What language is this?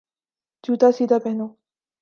Urdu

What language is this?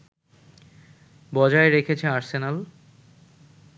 Bangla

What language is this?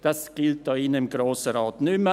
Swiss German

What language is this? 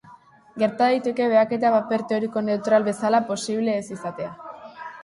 Basque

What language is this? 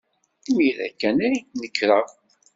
Kabyle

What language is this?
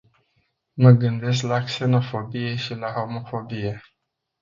Romanian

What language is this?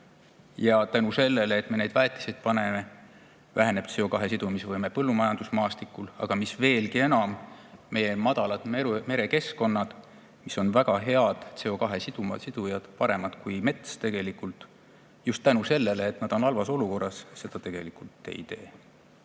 Estonian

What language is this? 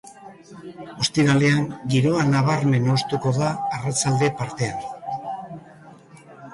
Basque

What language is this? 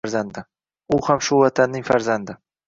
Uzbek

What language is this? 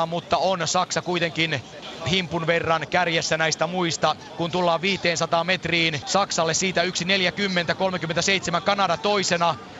Finnish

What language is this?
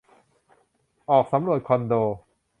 Thai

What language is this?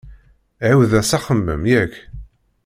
Kabyle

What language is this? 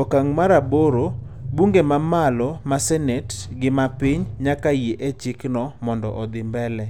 Luo (Kenya and Tanzania)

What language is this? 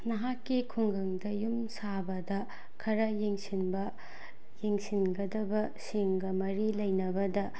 Manipuri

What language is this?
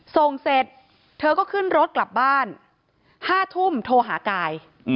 Thai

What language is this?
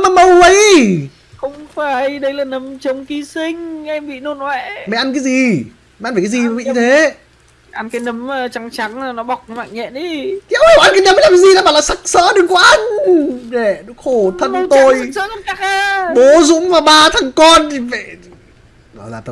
Vietnamese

